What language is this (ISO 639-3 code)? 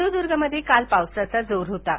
mar